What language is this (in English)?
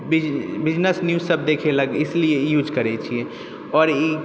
Maithili